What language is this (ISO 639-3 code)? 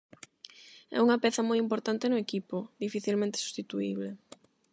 glg